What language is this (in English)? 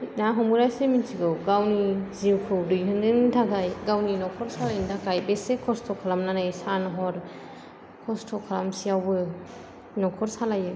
Bodo